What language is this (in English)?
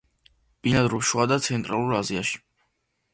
Georgian